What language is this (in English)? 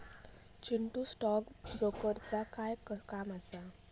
Marathi